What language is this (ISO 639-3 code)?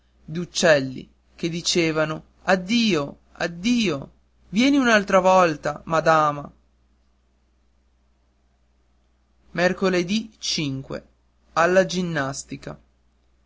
ita